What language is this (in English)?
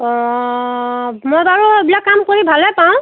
Assamese